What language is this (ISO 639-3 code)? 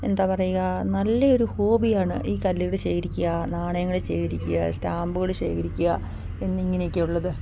mal